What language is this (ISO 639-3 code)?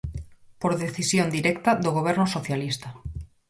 glg